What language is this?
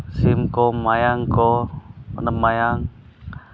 Santali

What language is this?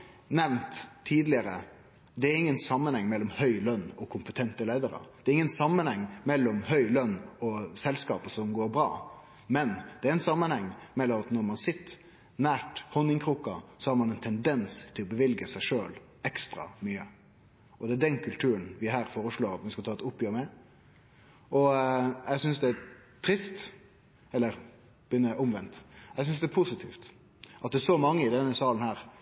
Norwegian Nynorsk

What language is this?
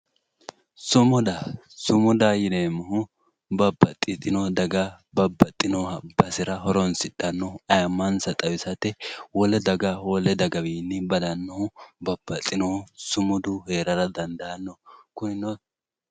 Sidamo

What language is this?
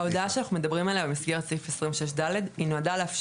Hebrew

